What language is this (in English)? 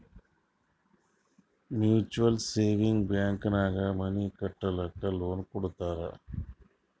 Kannada